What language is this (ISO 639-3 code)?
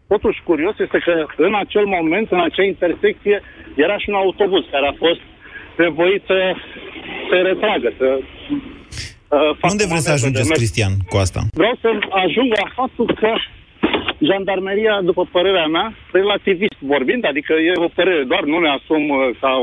ron